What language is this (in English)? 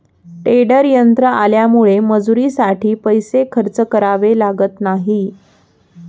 Marathi